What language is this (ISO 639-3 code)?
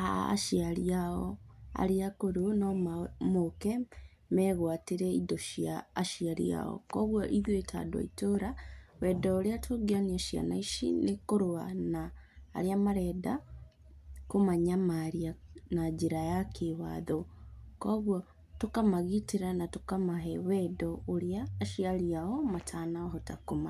kik